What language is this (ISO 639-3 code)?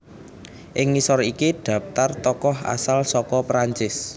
jav